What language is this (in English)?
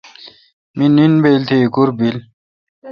Kalkoti